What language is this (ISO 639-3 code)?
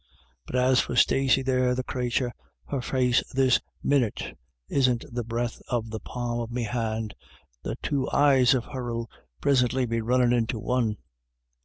eng